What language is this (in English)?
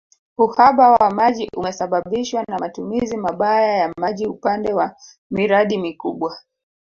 Swahili